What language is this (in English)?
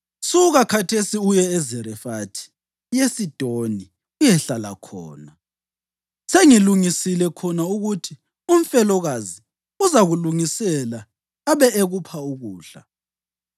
North Ndebele